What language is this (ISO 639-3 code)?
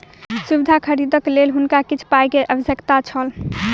mai